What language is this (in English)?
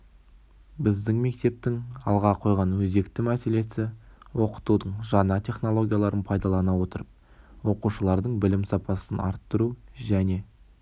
Kazakh